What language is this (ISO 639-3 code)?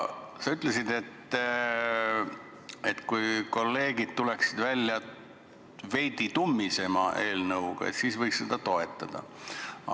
est